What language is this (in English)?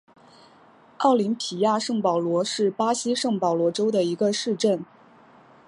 Chinese